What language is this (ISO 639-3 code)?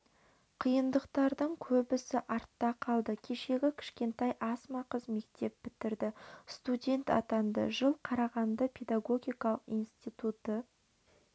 kaz